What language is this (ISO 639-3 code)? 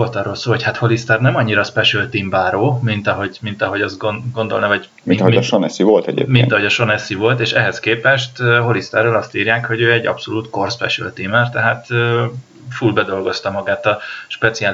hun